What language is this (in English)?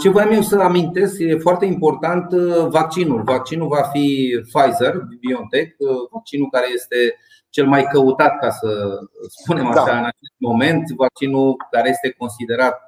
Romanian